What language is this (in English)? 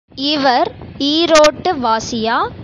Tamil